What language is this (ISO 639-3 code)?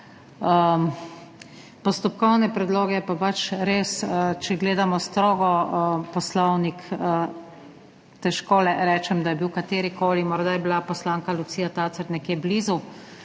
slv